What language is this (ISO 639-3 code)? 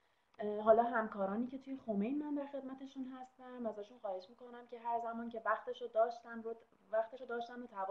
fas